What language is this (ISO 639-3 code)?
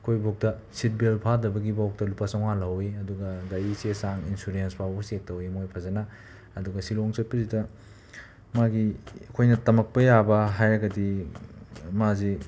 mni